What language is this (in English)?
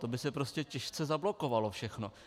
Czech